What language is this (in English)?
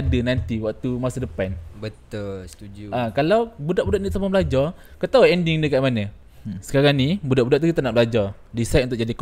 Malay